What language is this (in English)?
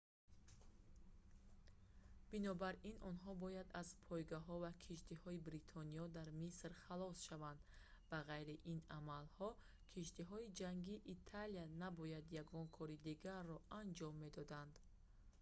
Tajik